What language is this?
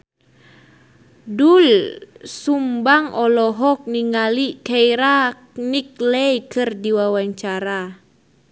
Sundanese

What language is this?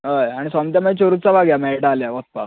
Konkani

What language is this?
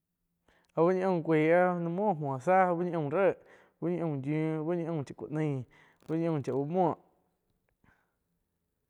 Quiotepec Chinantec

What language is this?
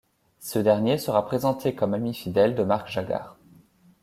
French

